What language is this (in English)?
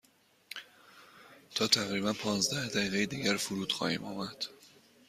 Persian